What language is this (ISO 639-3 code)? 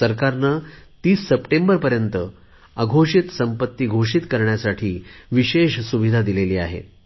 mar